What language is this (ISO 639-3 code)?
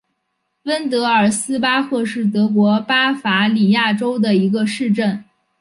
zho